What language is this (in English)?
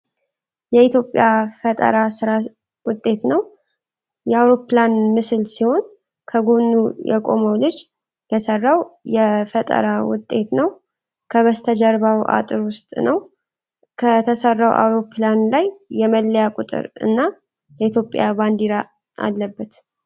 Amharic